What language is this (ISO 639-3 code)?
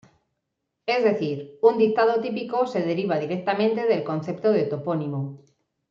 spa